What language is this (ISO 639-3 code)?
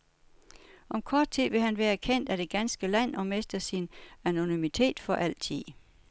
dan